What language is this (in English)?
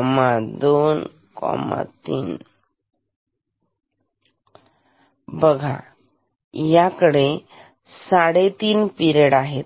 Marathi